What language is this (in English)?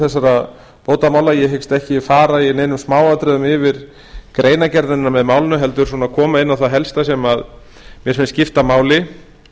Icelandic